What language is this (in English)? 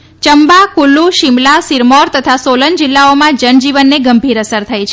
Gujarati